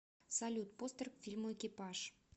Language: Russian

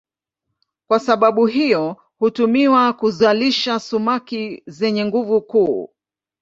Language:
Swahili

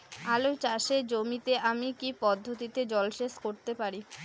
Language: Bangla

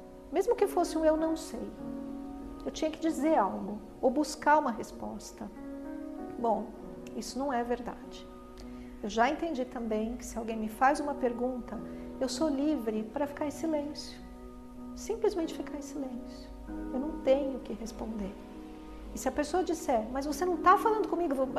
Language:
Portuguese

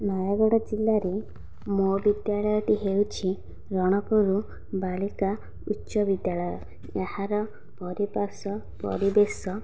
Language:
Odia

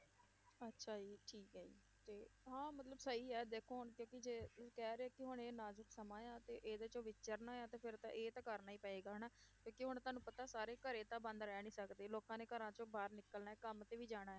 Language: Punjabi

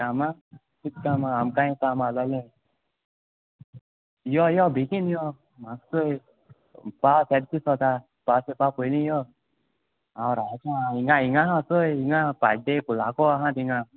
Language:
Konkani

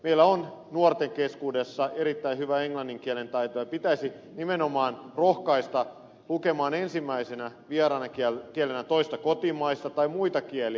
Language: Finnish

